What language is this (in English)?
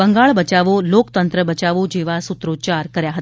Gujarati